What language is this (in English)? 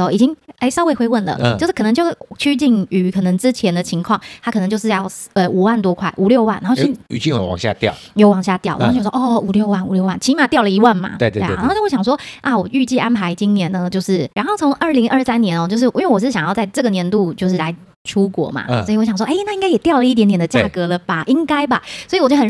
Chinese